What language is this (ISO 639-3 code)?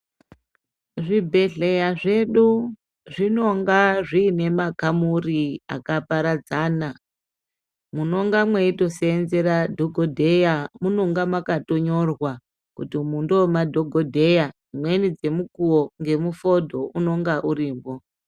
ndc